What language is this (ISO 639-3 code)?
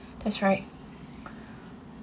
eng